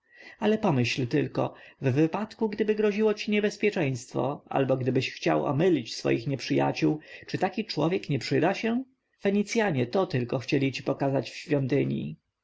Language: Polish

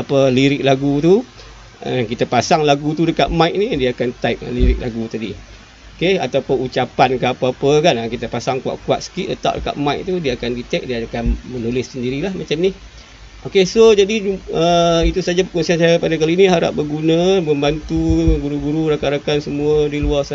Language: Malay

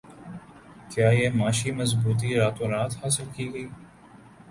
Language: Urdu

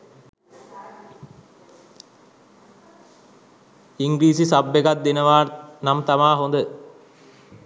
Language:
Sinhala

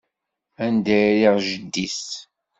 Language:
Kabyle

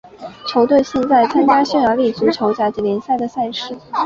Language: Chinese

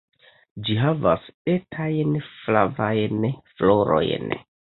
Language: Esperanto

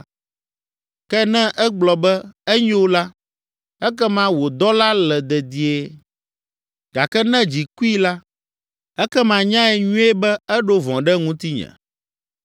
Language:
Ewe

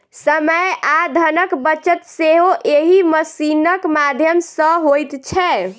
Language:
Maithili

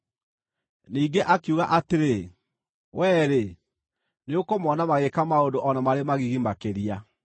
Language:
Kikuyu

